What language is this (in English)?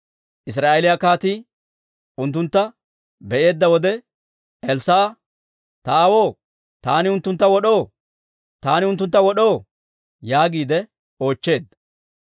Dawro